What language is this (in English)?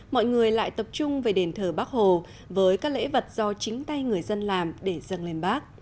Vietnamese